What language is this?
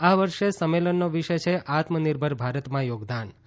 Gujarati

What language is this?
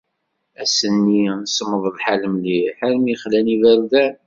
Kabyle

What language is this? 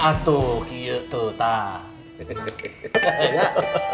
Indonesian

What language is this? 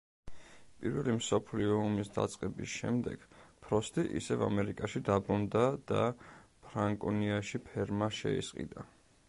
Georgian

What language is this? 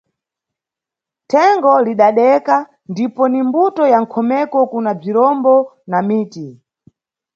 Nyungwe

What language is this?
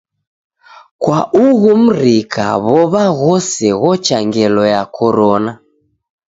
Taita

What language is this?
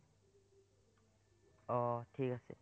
Assamese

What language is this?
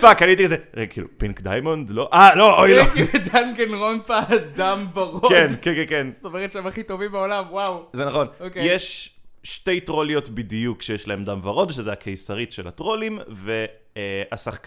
Hebrew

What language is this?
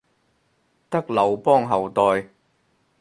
Cantonese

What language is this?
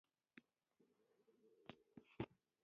Pashto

